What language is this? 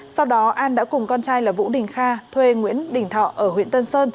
Vietnamese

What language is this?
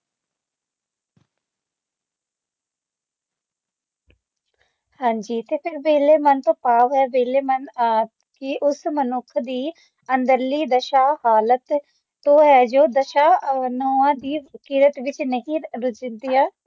Punjabi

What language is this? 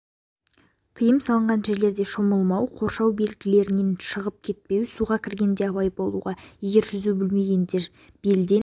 Kazakh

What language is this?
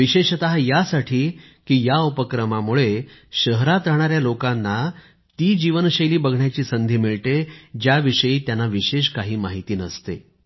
Marathi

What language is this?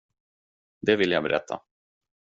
Swedish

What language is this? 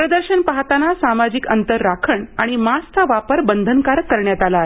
Marathi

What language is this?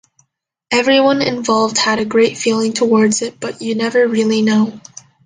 English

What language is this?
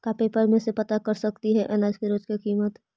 Magahi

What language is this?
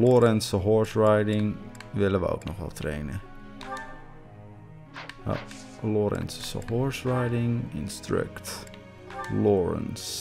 Dutch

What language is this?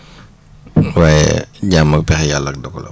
Wolof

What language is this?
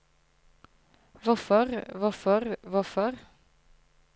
Norwegian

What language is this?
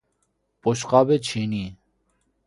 Persian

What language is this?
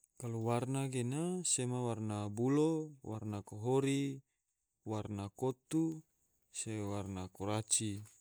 Tidore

